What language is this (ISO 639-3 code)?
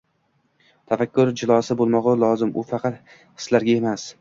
uzb